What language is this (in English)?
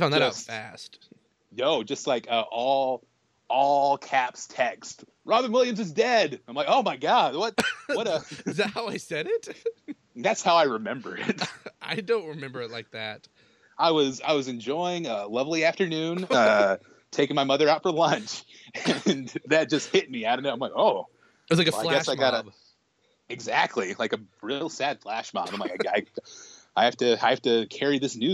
English